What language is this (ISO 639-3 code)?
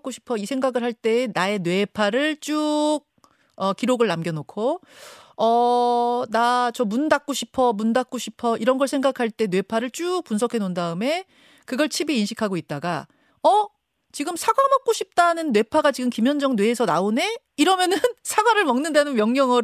kor